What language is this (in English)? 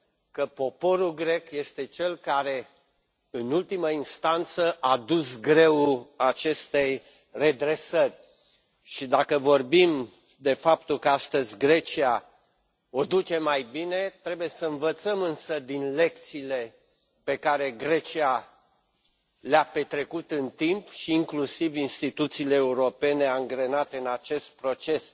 Romanian